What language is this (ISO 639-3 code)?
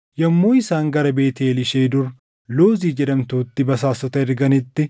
orm